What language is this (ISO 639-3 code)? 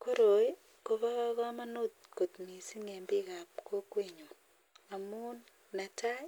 kln